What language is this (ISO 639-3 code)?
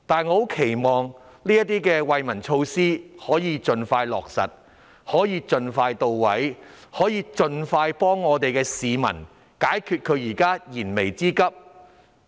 yue